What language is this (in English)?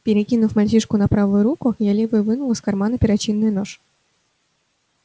Russian